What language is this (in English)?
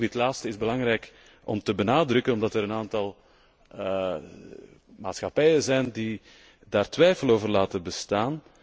Dutch